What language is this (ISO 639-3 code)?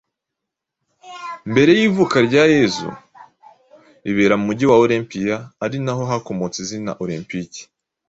kin